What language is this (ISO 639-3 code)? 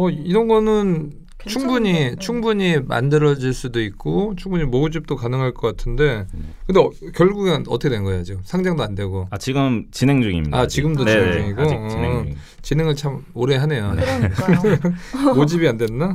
kor